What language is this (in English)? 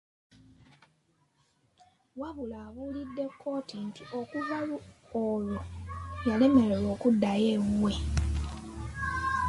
Ganda